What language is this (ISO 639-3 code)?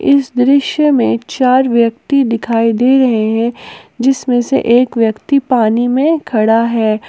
hin